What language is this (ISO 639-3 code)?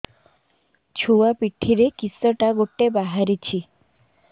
ori